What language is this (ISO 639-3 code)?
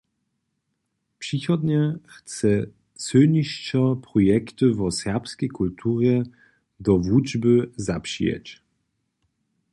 hsb